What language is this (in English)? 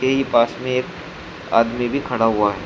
Hindi